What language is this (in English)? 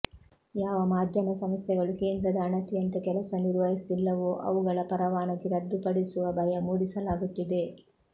Kannada